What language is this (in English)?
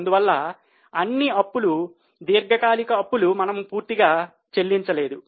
Telugu